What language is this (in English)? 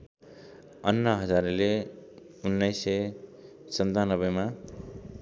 Nepali